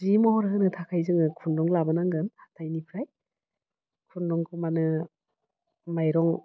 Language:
Bodo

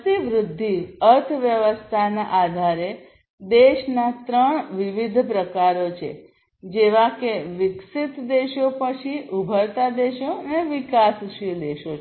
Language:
Gujarati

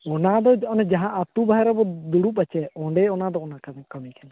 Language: Santali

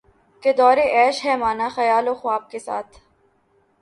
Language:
Urdu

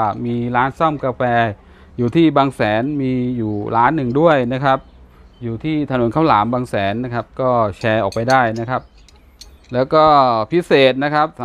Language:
Thai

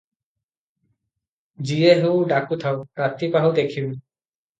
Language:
Odia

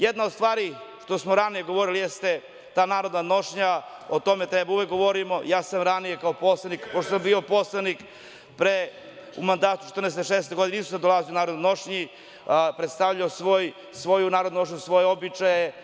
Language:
Serbian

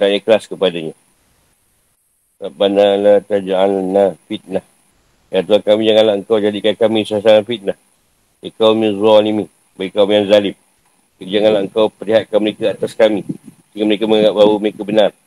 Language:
Malay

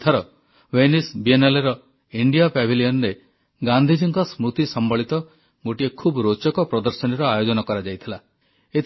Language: Odia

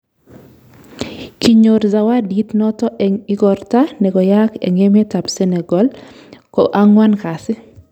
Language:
Kalenjin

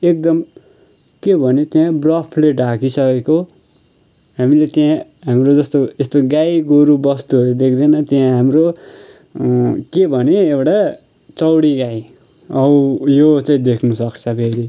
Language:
Nepali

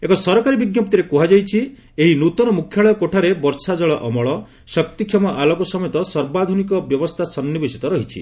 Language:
Odia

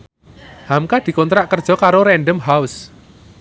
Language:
Javanese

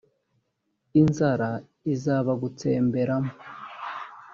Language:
Kinyarwanda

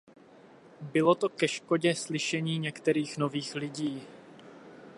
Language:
Czech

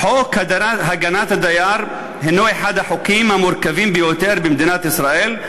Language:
Hebrew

